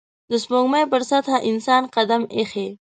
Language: Pashto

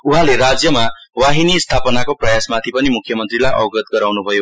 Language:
Nepali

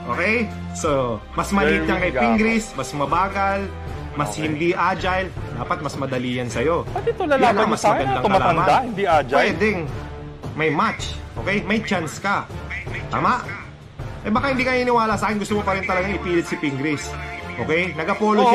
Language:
Filipino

